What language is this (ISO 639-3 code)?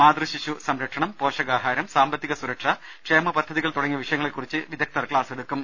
mal